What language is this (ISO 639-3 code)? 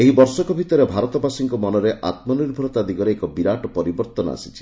ori